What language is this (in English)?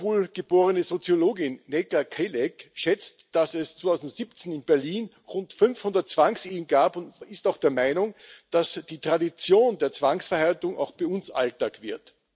German